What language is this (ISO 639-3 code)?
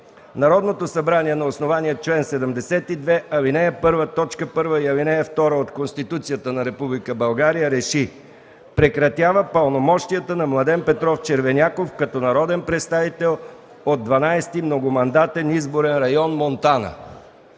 bul